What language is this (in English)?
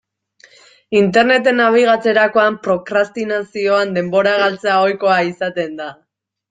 Basque